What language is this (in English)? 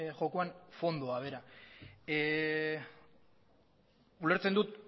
Basque